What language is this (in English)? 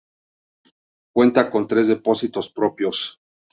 Spanish